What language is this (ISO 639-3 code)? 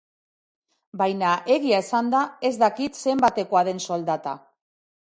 eus